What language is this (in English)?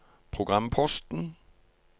Norwegian